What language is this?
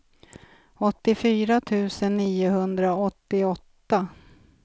Swedish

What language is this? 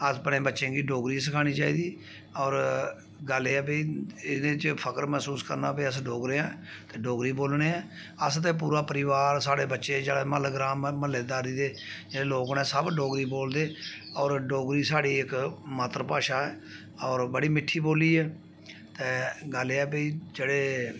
Dogri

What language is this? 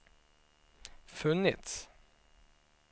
Swedish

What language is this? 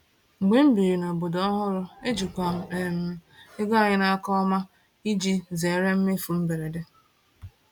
Igbo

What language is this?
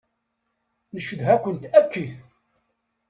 Kabyle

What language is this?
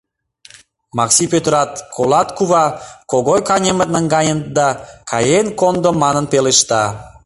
Mari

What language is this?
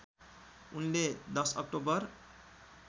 Nepali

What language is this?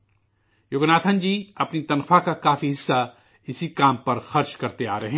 Urdu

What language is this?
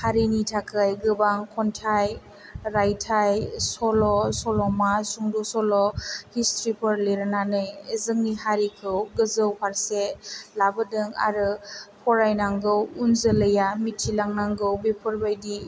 Bodo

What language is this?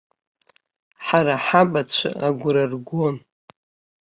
Abkhazian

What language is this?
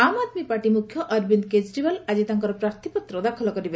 Odia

